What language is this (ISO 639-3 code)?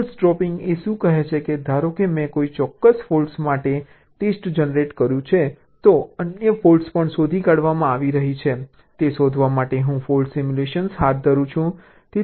guj